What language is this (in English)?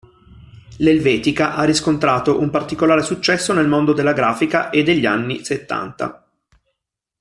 Italian